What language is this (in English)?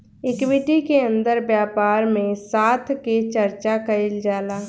Bhojpuri